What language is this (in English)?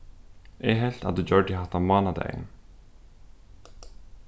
Faroese